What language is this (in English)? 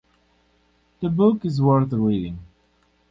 English